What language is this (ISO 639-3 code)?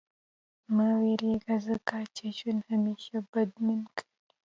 pus